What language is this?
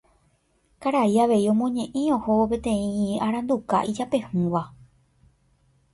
Guarani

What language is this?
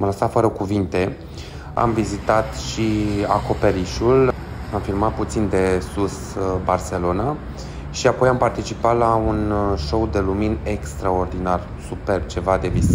Romanian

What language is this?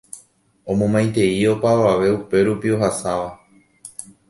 Guarani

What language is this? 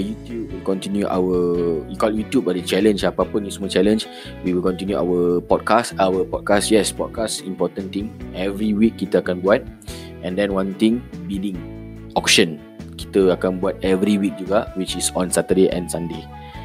Malay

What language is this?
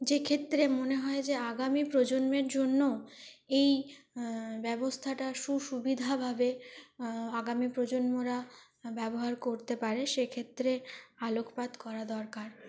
Bangla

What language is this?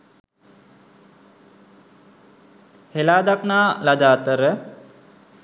Sinhala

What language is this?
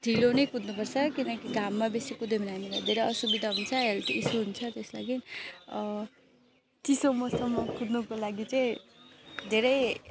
Nepali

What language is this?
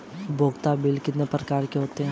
Hindi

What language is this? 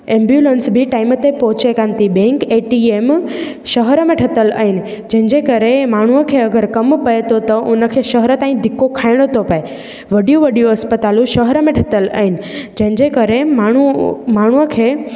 Sindhi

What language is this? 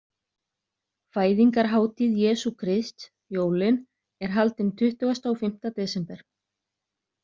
Icelandic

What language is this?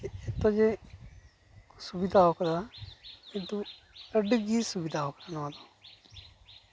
Santali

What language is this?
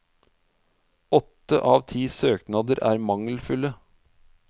Norwegian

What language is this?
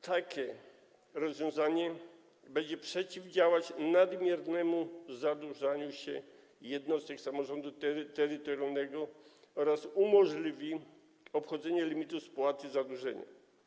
Polish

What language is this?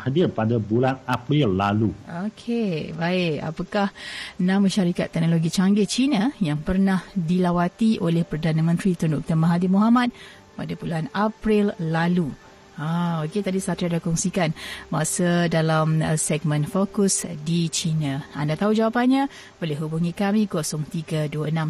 Malay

